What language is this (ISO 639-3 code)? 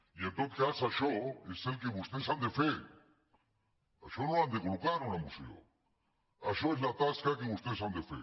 cat